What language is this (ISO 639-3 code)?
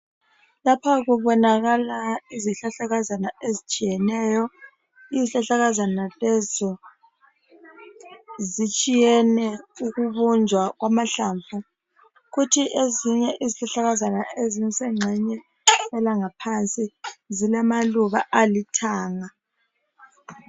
nde